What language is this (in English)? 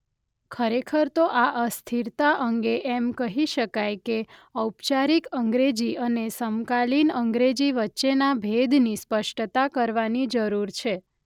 Gujarati